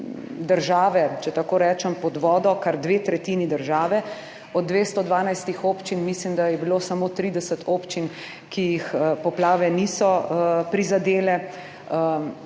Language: Slovenian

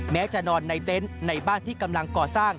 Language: Thai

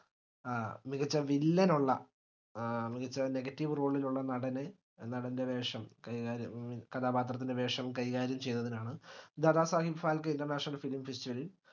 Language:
Malayalam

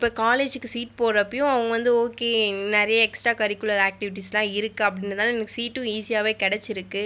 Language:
Tamil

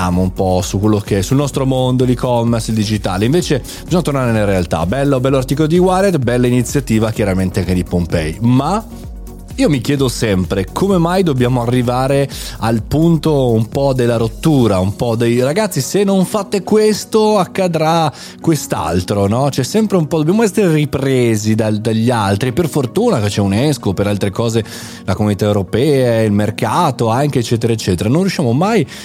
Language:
Italian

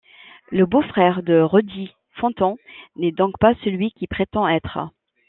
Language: French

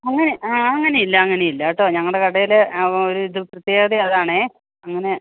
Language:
Malayalam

